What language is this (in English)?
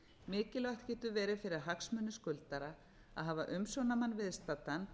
Icelandic